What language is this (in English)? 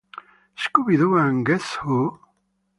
Italian